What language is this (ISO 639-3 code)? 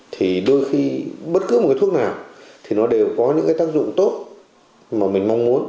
vie